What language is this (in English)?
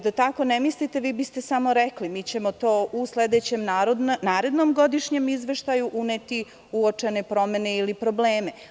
Serbian